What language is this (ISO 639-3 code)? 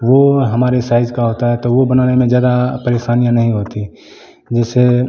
hin